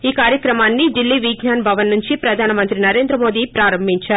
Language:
Telugu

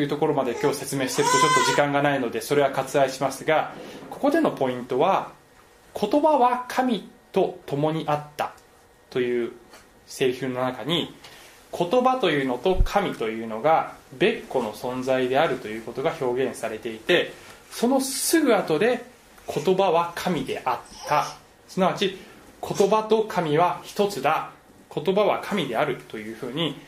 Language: Japanese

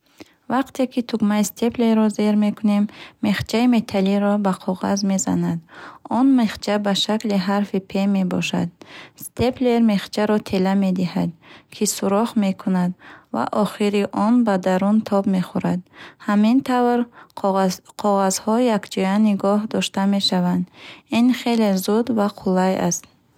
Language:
Bukharic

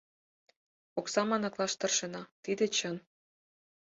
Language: Mari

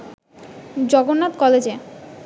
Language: Bangla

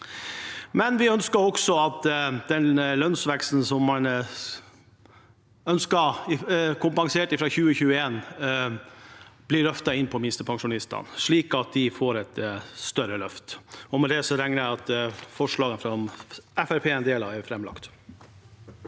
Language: Norwegian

